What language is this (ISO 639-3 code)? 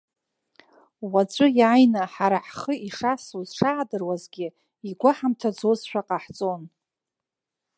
abk